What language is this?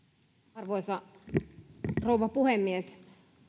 Finnish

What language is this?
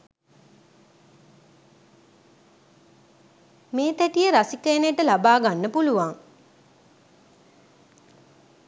Sinhala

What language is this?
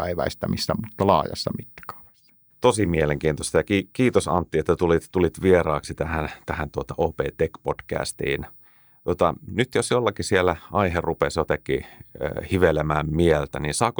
Finnish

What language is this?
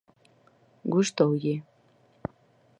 Galician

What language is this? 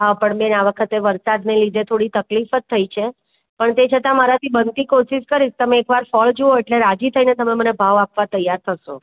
Gujarati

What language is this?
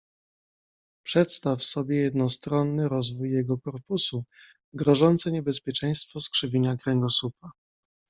Polish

